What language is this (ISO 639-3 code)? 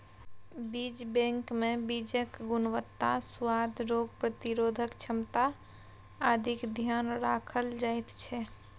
mai